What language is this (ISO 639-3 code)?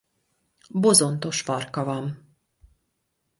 hun